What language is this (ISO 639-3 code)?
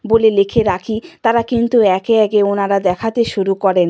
ben